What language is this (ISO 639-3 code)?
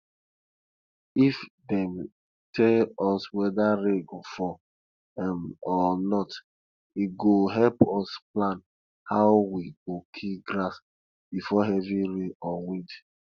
pcm